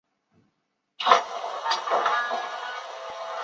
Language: Chinese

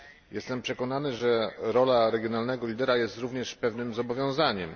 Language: Polish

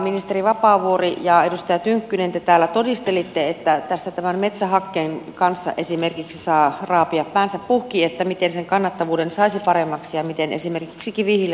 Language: Finnish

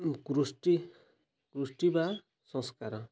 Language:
Odia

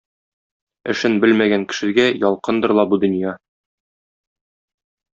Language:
Tatar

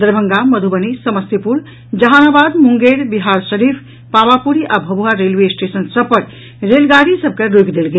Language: Maithili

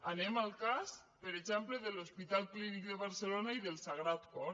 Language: Catalan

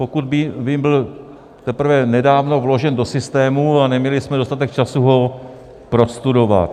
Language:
Czech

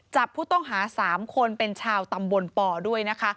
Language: Thai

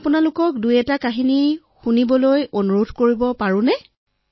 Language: Assamese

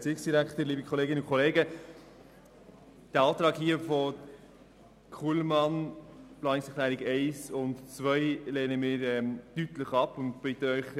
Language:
Swiss German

